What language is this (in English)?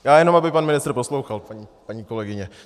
Czech